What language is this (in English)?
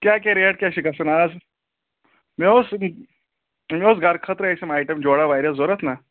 Kashmiri